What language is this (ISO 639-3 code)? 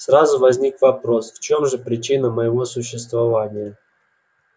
rus